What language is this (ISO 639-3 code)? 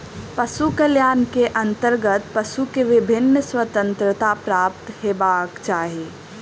mai